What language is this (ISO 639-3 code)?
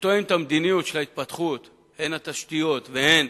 heb